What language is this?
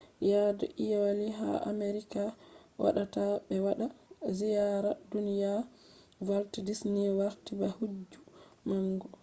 Fula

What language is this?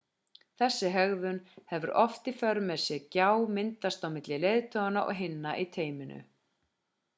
Icelandic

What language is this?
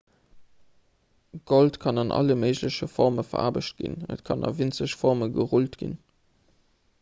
Luxembourgish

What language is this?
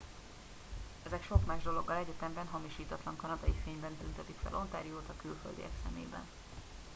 Hungarian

